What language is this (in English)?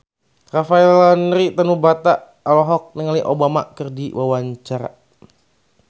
Sundanese